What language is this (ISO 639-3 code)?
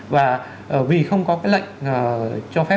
vie